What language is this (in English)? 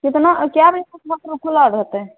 Maithili